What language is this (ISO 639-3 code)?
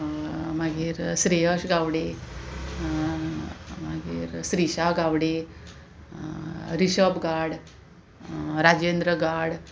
kok